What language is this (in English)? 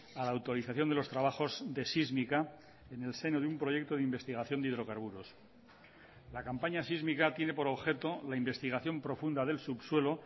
Spanish